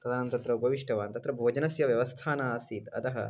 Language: Sanskrit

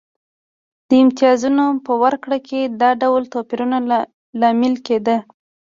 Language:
Pashto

